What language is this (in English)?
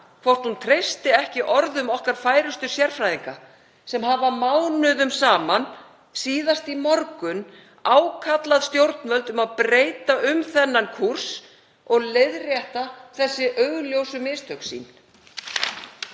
Icelandic